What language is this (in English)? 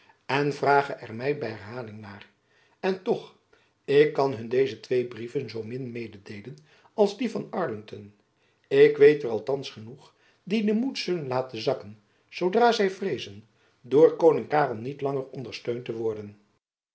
Dutch